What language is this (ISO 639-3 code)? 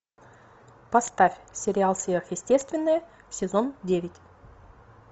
rus